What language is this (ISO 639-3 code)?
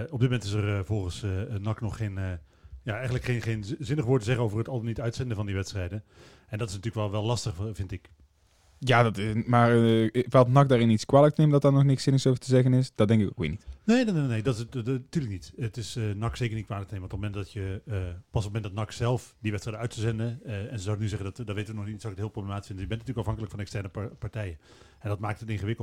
nld